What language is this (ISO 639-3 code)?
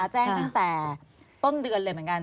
tha